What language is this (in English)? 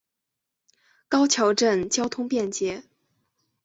Chinese